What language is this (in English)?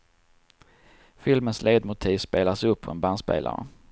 Swedish